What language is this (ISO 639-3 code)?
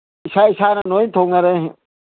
mni